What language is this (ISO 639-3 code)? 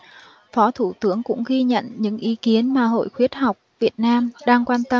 vie